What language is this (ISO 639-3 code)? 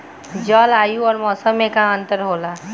bho